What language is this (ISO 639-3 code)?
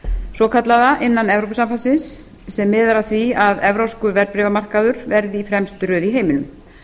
isl